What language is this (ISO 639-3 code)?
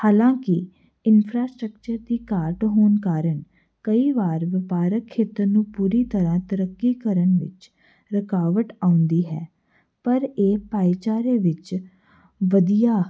pan